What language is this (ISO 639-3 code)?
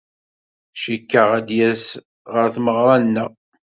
kab